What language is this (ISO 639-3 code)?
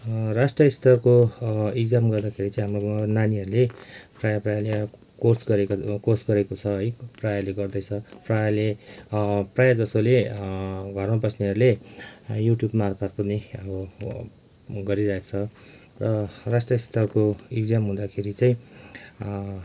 nep